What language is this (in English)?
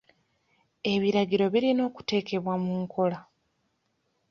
Ganda